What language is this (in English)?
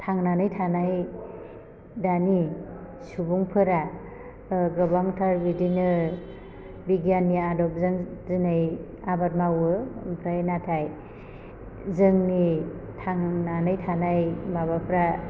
Bodo